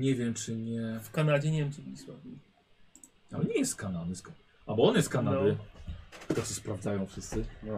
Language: Polish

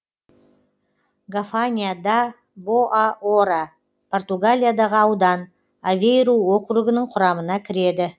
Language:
Kazakh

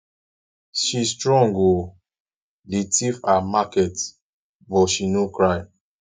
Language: Nigerian Pidgin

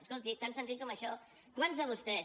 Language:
Catalan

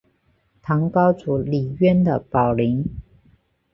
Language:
Chinese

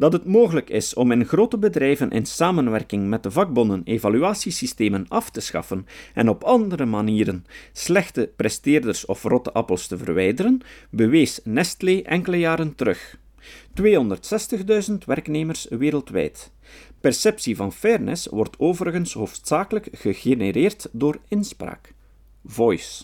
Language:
Dutch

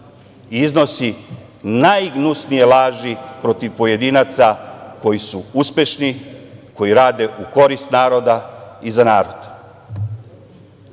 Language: Serbian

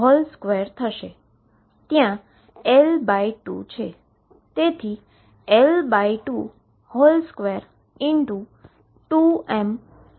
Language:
Gujarati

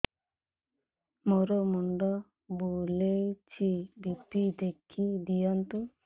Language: Odia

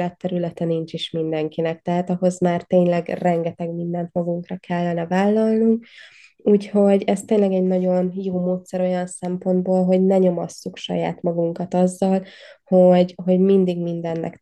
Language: Hungarian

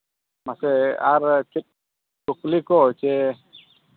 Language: Santali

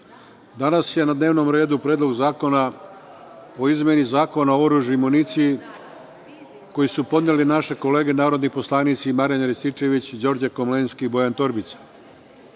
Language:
Serbian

